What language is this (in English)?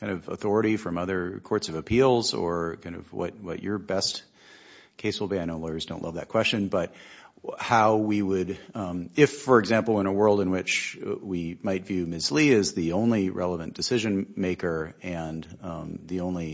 English